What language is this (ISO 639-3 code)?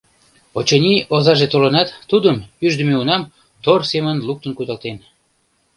chm